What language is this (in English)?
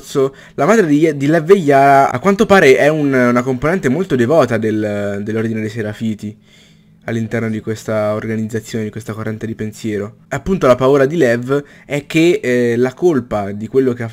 Italian